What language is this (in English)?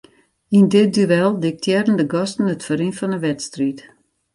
Western Frisian